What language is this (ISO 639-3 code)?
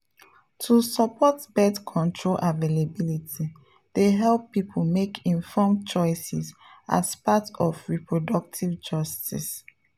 pcm